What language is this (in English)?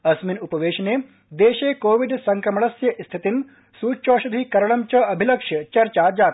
Sanskrit